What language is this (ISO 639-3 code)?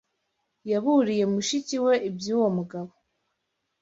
kin